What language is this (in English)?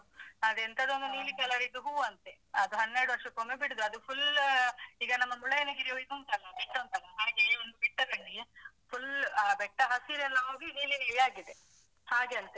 Kannada